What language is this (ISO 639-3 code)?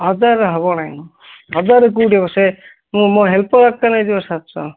ori